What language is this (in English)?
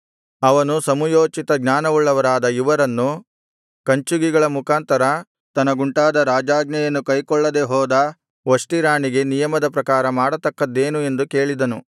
Kannada